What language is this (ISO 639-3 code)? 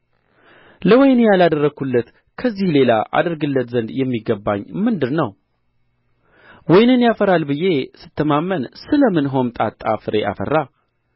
amh